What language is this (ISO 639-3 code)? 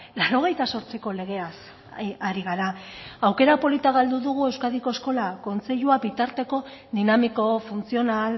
eus